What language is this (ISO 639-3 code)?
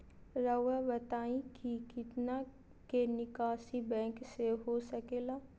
mag